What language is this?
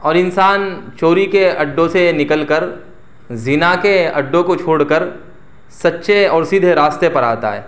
Urdu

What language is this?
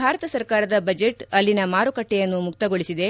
Kannada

